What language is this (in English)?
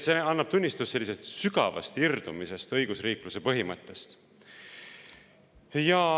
Estonian